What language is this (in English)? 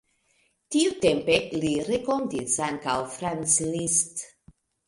Esperanto